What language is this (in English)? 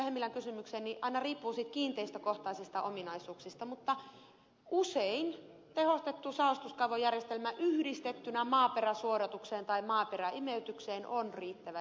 Finnish